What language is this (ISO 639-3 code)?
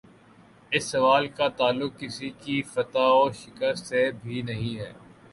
urd